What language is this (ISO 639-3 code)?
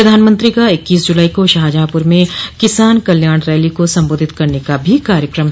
hin